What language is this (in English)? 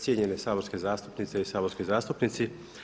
Croatian